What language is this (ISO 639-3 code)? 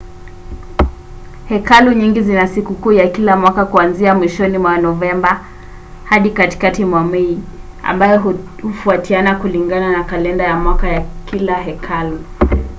swa